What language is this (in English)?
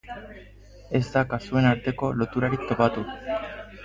Basque